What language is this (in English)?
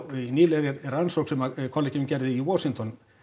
Icelandic